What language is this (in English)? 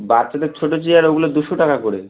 Bangla